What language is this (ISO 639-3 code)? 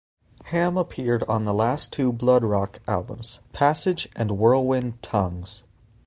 eng